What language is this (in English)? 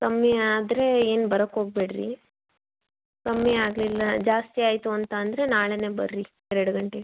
Kannada